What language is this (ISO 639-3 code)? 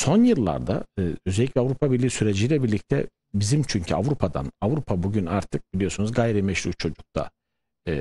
tur